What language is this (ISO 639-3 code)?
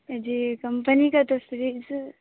urd